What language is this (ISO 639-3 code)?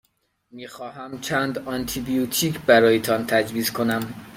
fas